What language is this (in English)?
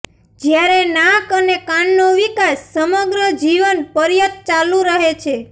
Gujarati